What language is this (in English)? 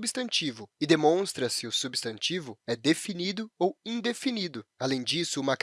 Portuguese